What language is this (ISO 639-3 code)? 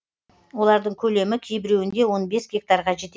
kaz